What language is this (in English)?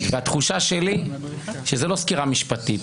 Hebrew